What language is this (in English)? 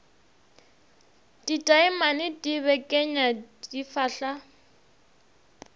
Northern Sotho